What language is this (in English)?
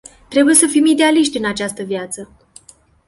Romanian